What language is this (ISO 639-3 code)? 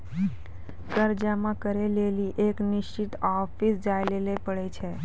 mai